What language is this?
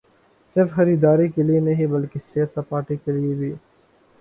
Urdu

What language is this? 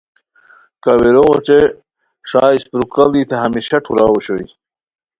Khowar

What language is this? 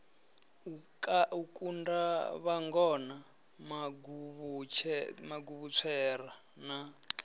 Venda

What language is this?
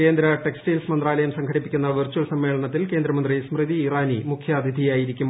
Malayalam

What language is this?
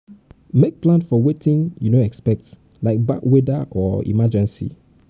Nigerian Pidgin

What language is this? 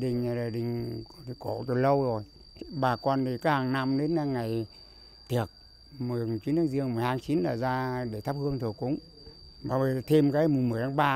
Vietnamese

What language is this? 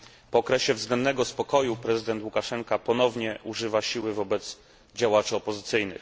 Polish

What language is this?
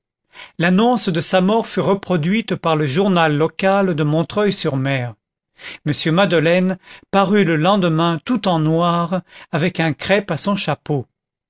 French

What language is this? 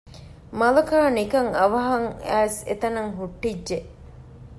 Divehi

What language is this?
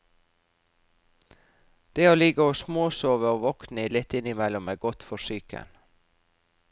Norwegian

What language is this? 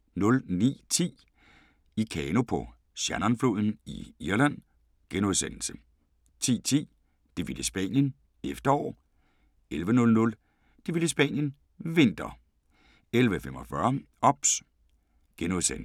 Danish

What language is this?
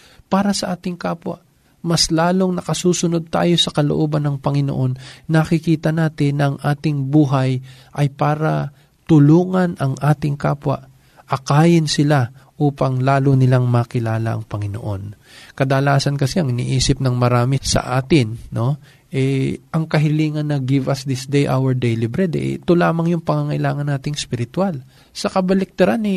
Filipino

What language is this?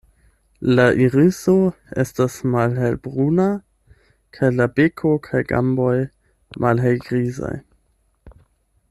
Esperanto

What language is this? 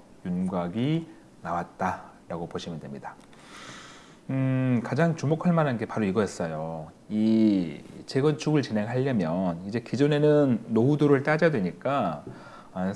Korean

